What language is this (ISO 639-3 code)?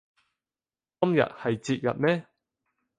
yue